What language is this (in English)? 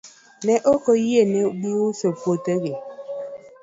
Luo (Kenya and Tanzania)